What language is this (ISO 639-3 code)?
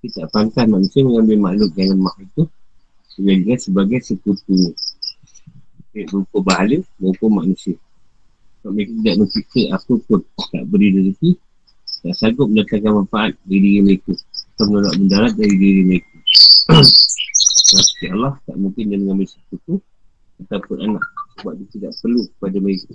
msa